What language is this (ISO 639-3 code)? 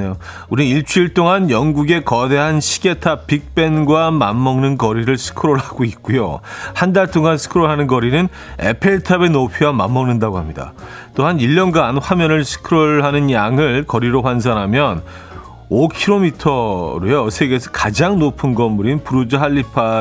kor